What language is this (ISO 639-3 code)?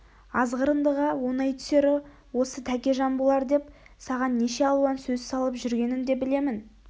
kaz